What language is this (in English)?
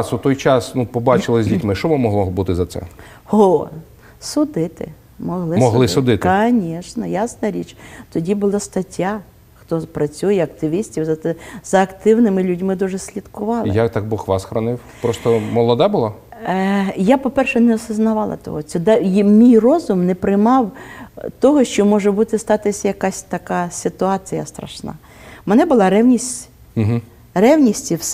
Ukrainian